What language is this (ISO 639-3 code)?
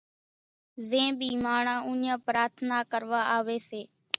gjk